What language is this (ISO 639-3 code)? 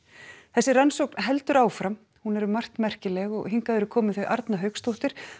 isl